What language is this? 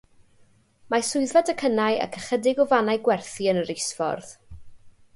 Welsh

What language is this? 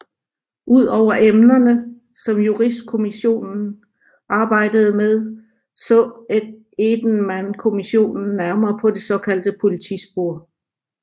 Danish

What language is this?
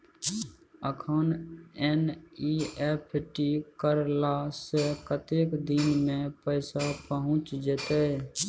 Maithili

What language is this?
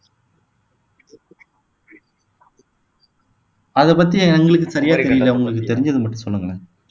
Tamil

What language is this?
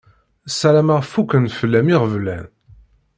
Kabyle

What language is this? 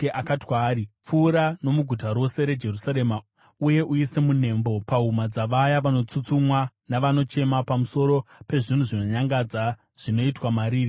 Shona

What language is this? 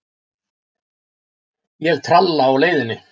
Icelandic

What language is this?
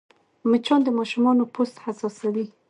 Pashto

